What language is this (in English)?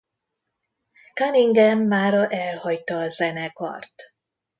Hungarian